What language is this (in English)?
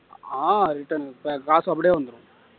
Tamil